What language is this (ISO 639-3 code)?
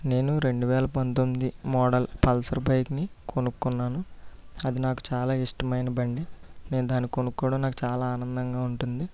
tel